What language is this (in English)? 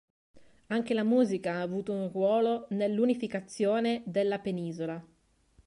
Italian